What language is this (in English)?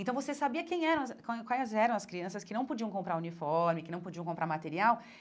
Portuguese